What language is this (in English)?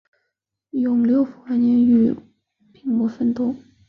Chinese